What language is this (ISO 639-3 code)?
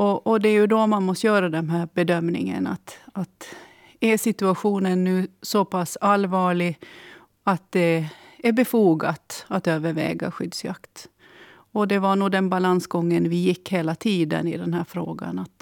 swe